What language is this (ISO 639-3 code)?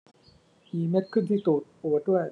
tha